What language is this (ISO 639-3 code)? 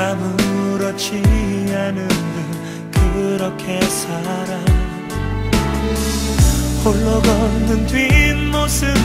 ara